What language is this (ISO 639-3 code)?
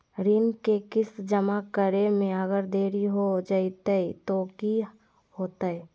mag